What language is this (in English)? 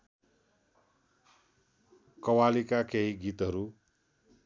Nepali